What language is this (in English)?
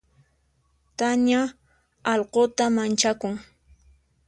Puno Quechua